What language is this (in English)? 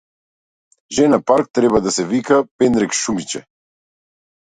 Macedonian